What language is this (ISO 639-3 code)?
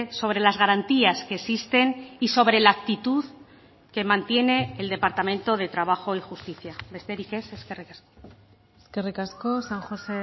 spa